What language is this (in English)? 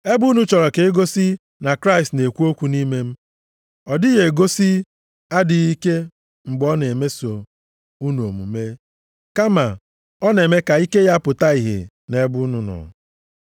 Igbo